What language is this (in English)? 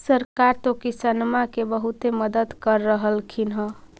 Magahi